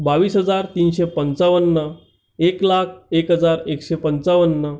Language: Marathi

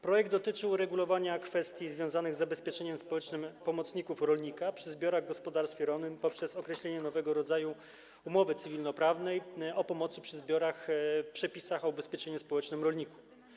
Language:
Polish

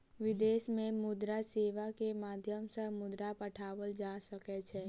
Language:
Maithili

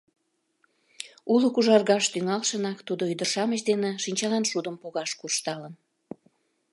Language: Mari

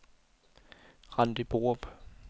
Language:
Danish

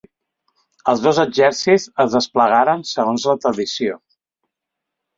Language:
Catalan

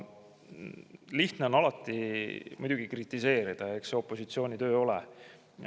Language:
Estonian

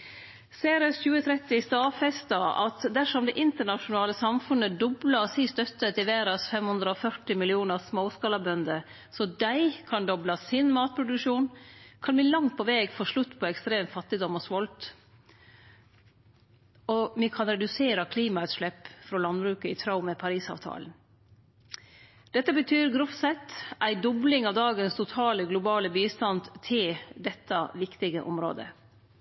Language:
Norwegian Nynorsk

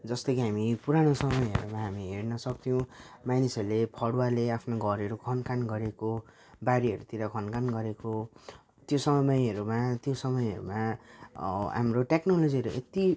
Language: Nepali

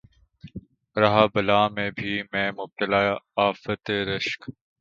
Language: Urdu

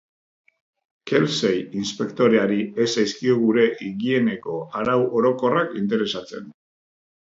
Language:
Basque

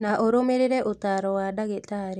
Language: Kikuyu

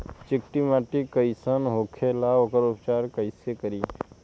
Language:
Bhojpuri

